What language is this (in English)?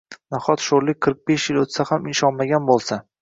Uzbek